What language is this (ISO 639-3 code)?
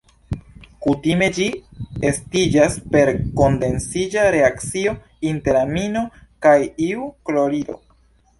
epo